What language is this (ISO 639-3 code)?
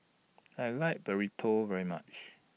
eng